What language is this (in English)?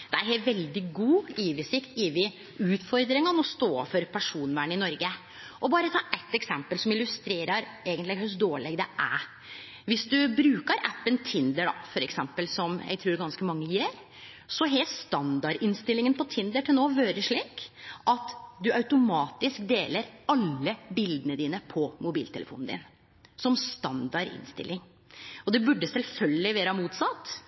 Norwegian Nynorsk